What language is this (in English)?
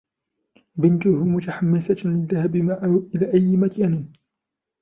Arabic